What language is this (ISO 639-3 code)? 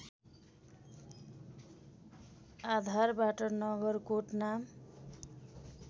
nep